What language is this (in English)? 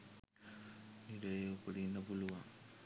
Sinhala